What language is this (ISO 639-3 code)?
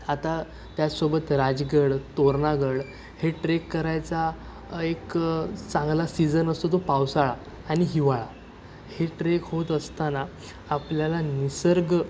mar